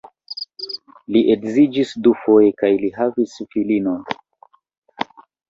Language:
Esperanto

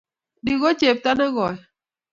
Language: Kalenjin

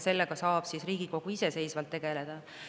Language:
Estonian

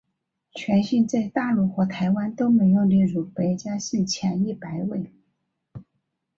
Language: Chinese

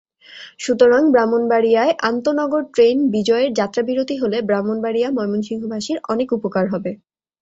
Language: Bangla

